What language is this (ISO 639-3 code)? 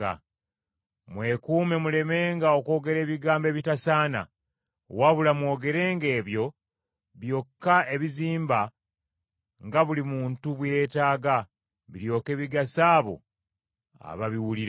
lug